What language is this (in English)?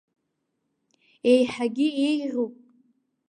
Abkhazian